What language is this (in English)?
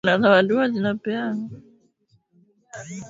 Swahili